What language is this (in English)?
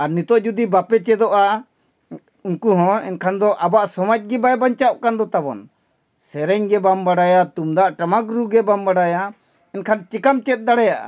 Santali